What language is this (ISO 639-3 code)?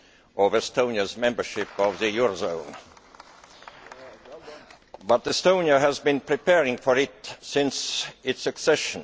eng